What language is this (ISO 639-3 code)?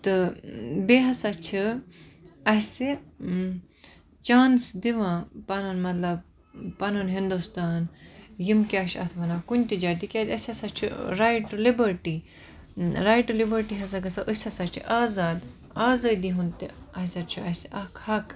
kas